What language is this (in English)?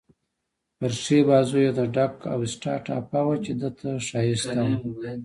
Pashto